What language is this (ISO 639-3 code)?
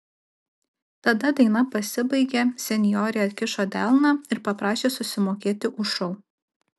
lit